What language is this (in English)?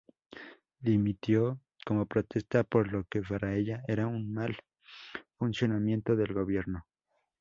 Spanish